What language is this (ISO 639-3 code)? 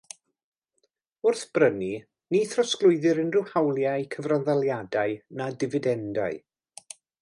cym